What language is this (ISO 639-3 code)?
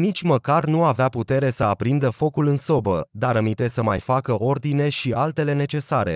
ron